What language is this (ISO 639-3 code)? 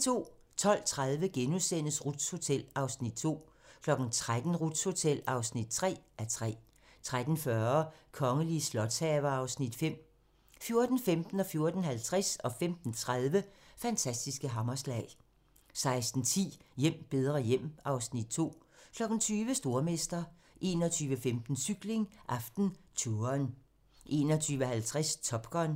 dan